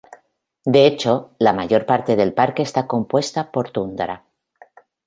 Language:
Spanish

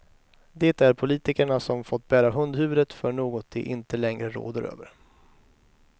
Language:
Swedish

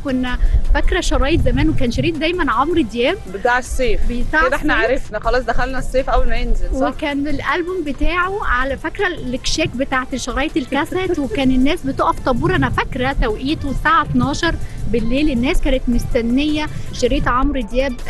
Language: Arabic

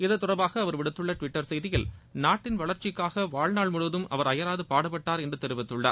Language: Tamil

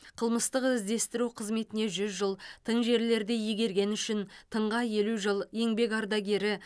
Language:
Kazakh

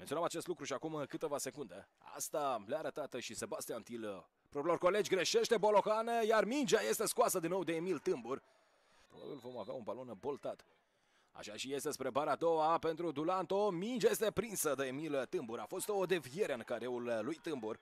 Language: Romanian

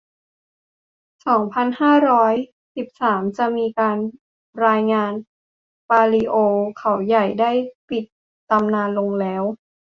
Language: Thai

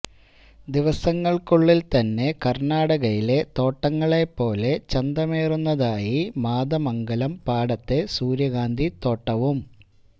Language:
Malayalam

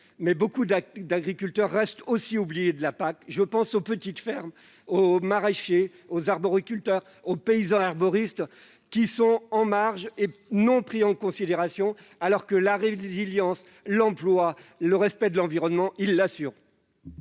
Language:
French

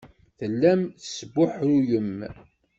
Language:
Kabyle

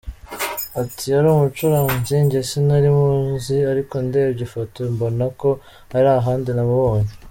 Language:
Kinyarwanda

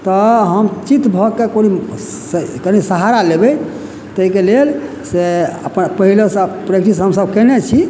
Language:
Maithili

